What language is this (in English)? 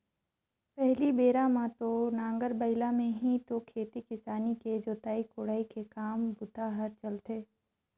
Chhattisgarhi